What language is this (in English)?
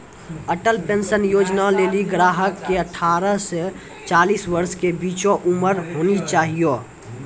Maithili